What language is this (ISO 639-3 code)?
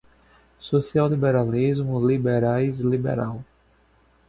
por